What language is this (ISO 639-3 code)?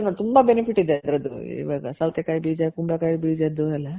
kan